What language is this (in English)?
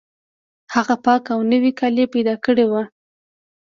Pashto